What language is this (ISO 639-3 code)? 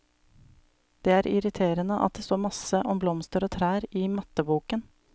nor